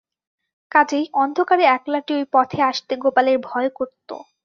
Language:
Bangla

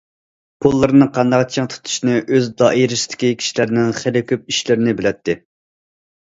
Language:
Uyghur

